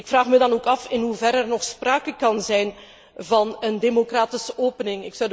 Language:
Dutch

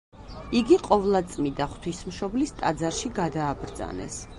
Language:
Georgian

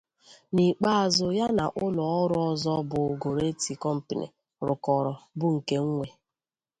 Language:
Igbo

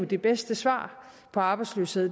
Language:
Danish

